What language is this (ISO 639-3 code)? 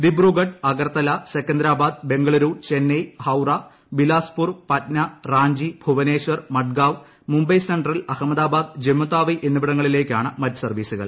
mal